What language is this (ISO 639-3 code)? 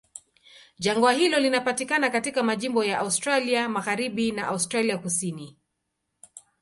swa